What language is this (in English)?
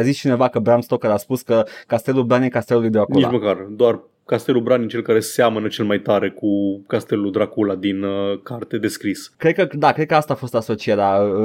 Romanian